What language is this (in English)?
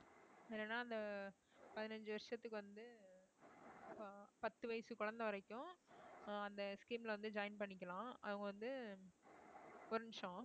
Tamil